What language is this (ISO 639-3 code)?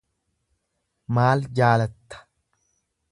orm